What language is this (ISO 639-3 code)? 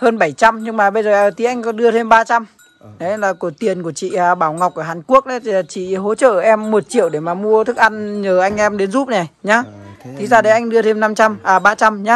vie